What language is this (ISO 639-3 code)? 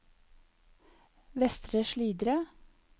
nor